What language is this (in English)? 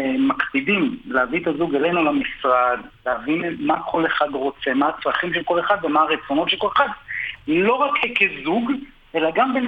Hebrew